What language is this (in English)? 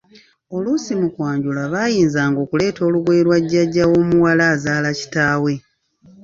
Ganda